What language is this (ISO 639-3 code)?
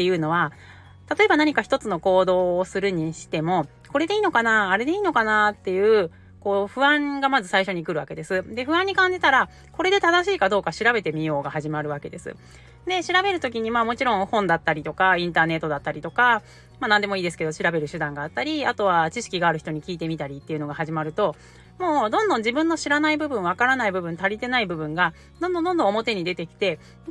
jpn